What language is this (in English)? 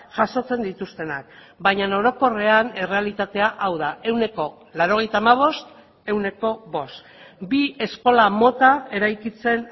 Basque